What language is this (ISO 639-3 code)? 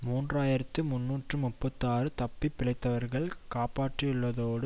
tam